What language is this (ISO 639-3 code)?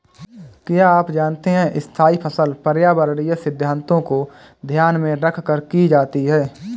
hin